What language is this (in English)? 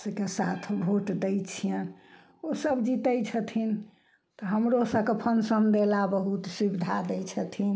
Maithili